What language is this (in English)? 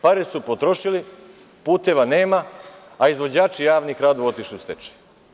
Serbian